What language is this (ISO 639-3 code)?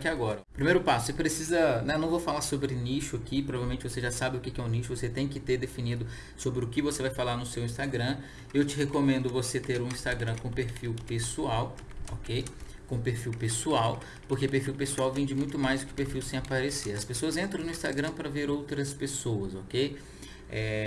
por